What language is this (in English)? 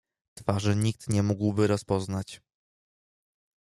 Polish